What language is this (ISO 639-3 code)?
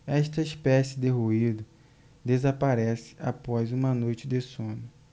por